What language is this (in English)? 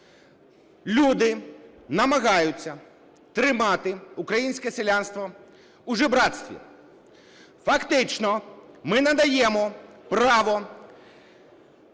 Ukrainian